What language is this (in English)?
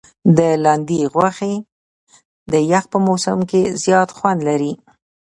Pashto